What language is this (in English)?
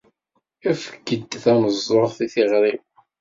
Kabyle